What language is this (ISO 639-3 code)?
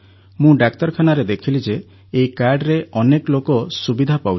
ori